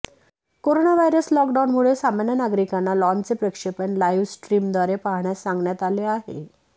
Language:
Marathi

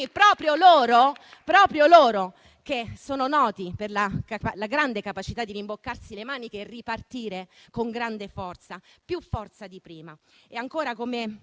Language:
Italian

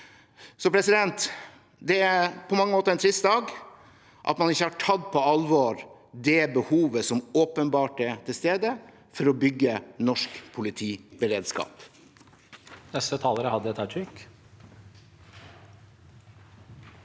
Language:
Norwegian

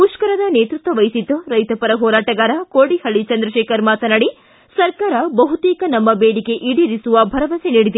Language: Kannada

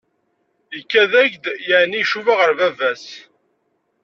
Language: Kabyle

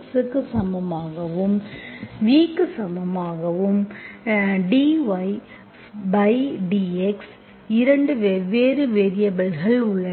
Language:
Tamil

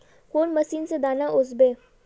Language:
Magahi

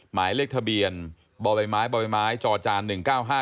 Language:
Thai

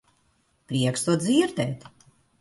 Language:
Latvian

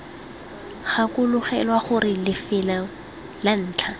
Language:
Tswana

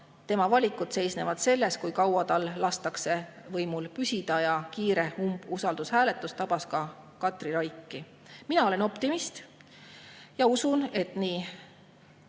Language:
Estonian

